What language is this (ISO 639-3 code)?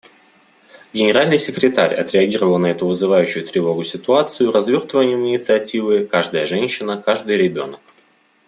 rus